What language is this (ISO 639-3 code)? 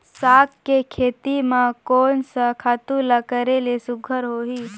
hne